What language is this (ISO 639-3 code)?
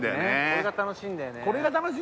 jpn